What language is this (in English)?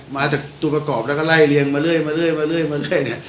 Thai